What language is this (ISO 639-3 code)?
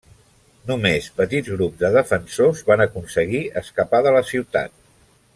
cat